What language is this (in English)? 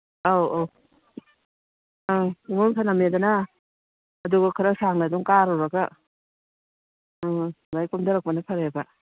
Manipuri